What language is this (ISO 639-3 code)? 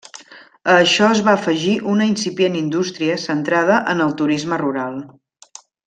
cat